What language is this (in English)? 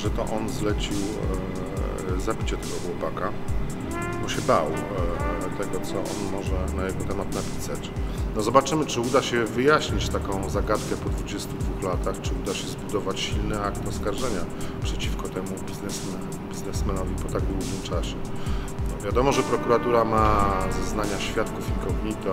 Polish